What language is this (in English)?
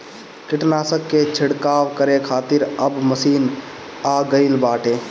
Bhojpuri